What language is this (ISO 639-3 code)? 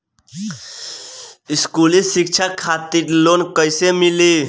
bho